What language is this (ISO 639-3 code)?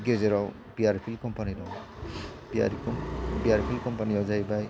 brx